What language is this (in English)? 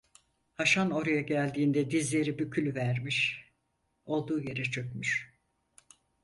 Turkish